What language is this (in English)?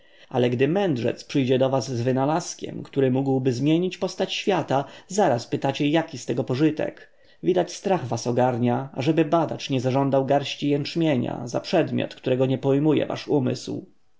Polish